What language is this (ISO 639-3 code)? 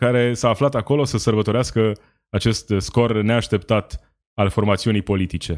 ron